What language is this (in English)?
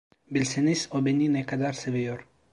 Turkish